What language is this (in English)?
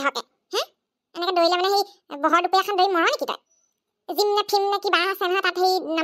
Indonesian